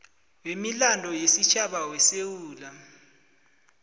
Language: South Ndebele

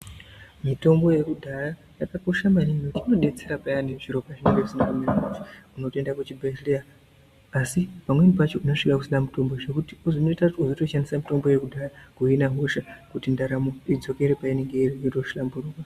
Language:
Ndau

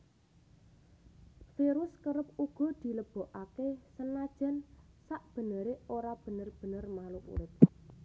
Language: Javanese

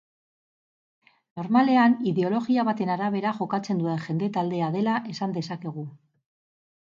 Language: Basque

